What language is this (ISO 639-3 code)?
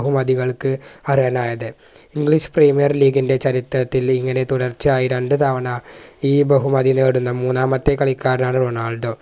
mal